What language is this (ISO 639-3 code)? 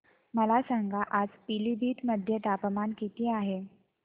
mar